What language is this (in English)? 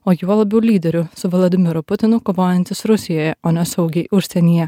Lithuanian